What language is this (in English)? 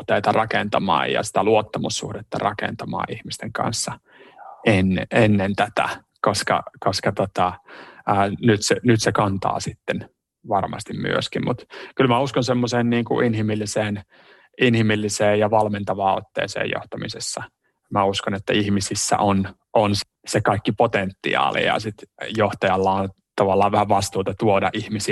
Finnish